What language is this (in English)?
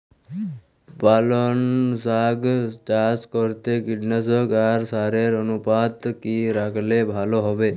Bangla